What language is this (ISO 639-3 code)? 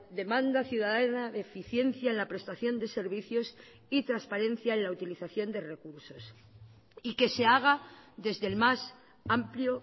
spa